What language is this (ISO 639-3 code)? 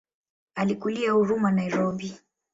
swa